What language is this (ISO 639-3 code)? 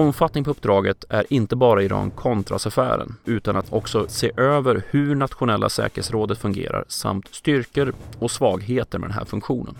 swe